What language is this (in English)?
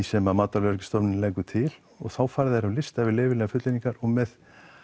Icelandic